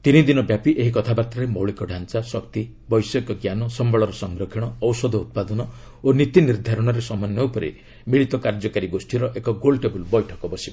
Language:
Odia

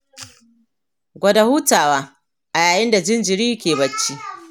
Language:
Hausa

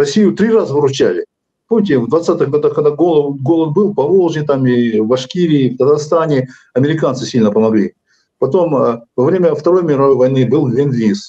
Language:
Russian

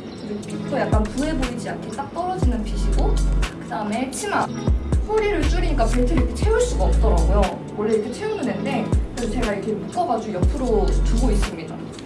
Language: Korean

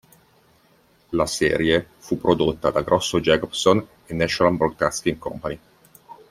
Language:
Italian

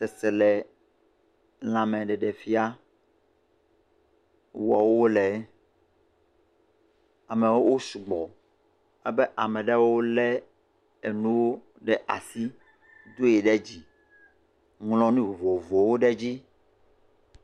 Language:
Ewe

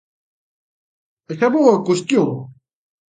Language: Galician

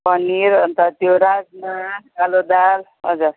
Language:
Nepali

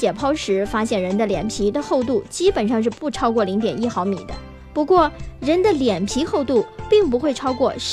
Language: Chinese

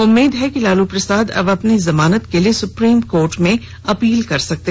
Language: Hindi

